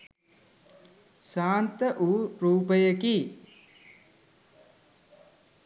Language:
Sinhala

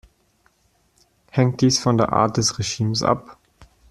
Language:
German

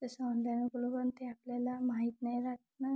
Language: Marathi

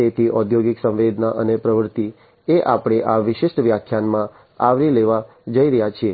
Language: Gujarati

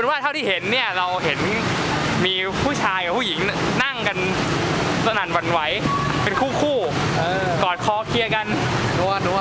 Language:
Thai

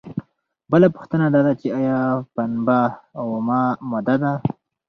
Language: Pashto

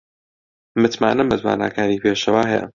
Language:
Central Kurdish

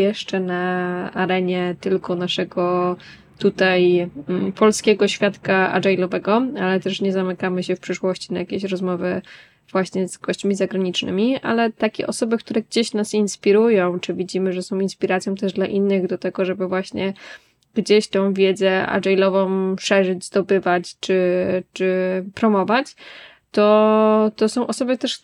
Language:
Polish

